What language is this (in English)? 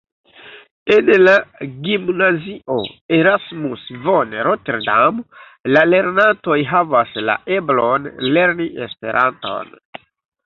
Esperanto